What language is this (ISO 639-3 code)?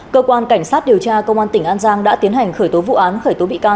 vie